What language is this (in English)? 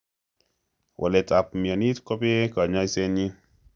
Kalenjin